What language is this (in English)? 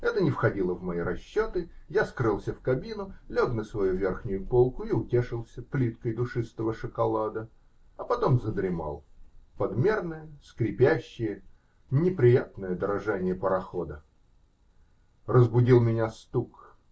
Russian